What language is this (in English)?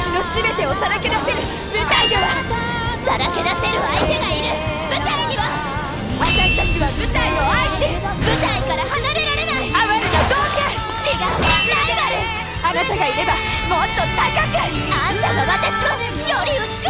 Japanese